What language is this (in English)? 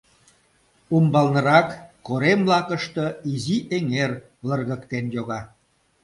Mari